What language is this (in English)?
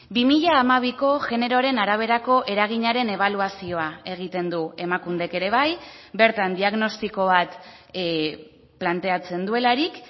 Basque